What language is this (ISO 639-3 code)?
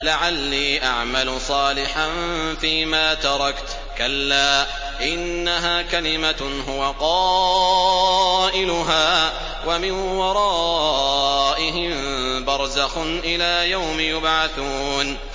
ara